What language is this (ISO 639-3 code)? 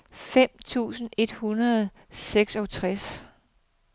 dan